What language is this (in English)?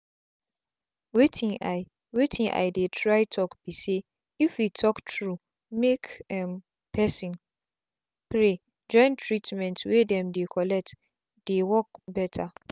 Nigerian Pidgin